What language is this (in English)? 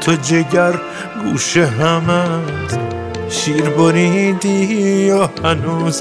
Persian